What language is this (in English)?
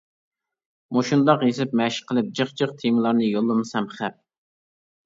Uyghur